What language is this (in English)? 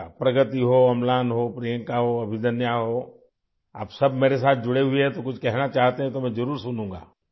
Urdu